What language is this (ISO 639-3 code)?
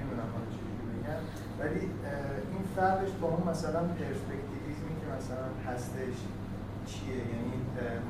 fas